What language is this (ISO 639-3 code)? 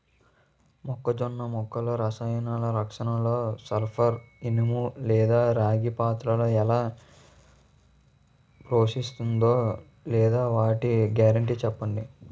tel